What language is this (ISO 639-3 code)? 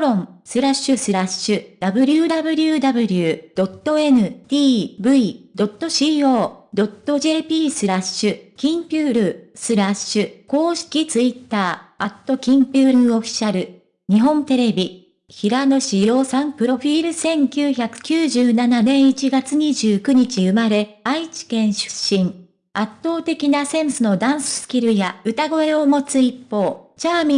jpn